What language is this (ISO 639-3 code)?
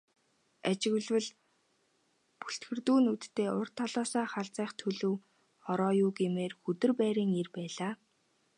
mon